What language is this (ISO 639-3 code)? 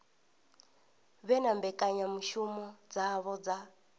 ven